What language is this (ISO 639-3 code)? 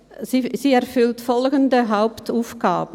gsw